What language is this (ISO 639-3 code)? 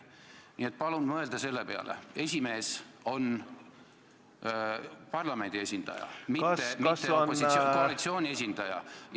est